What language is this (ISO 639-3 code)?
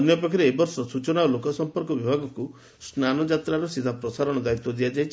ori